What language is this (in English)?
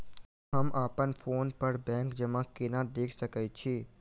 Maithili